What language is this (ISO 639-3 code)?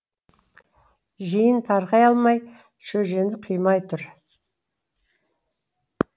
kaz